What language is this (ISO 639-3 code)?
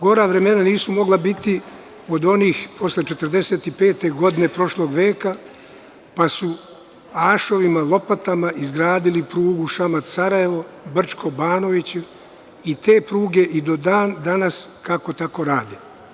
srp